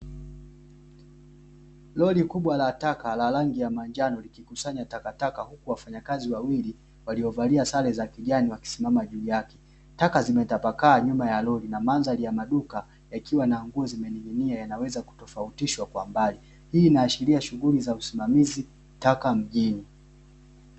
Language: Swahili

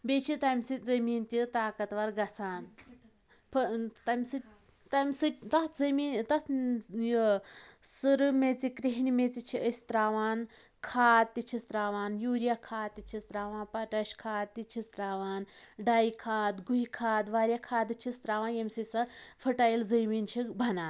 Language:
Kashmiri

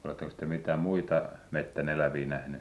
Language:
Finnish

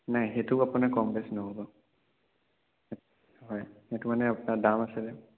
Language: Assamese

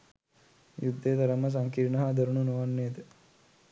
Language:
Sinhala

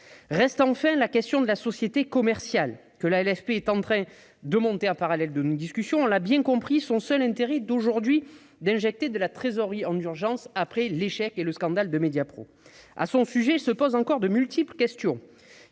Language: French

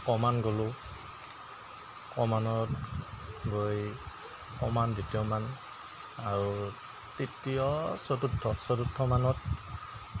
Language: Assamese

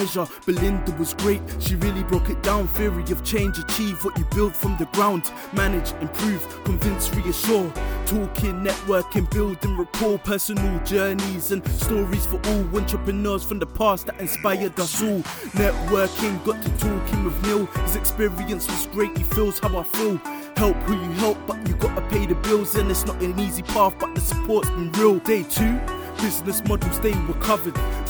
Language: English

